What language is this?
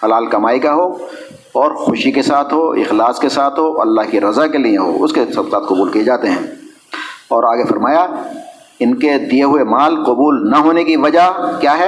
Urdu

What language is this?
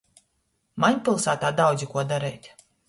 Latgalian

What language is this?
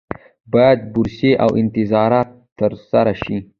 Pashto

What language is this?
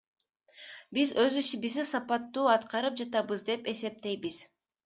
Kyrgyz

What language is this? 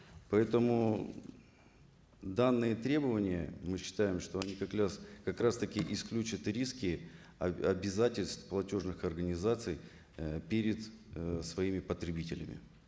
Kazakh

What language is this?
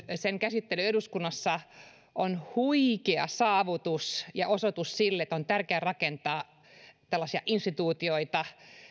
Finnish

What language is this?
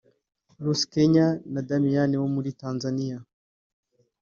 Kinyarwanda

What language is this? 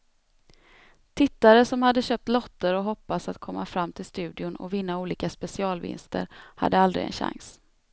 Swedish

